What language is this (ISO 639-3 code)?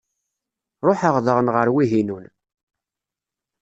kab